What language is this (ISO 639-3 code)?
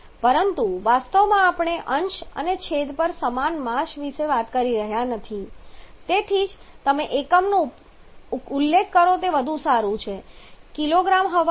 guj